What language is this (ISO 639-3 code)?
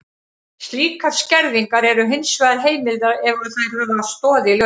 isl